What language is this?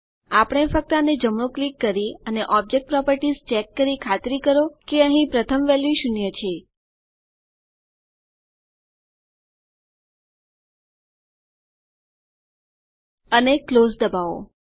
Gujarati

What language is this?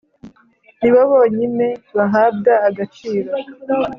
Kinyarwanda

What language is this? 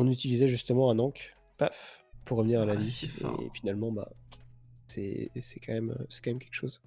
French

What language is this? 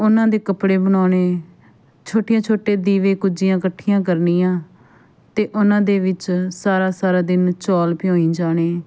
Punjabi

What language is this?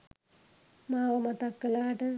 Sinhala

